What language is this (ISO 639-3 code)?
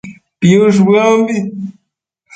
mcf